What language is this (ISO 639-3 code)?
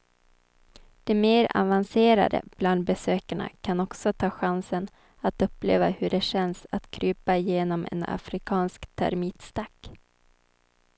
swe